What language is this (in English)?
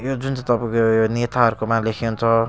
Nepali